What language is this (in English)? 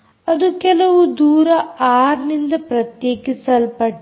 Kannada